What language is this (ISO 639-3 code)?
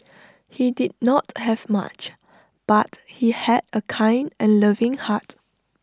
eng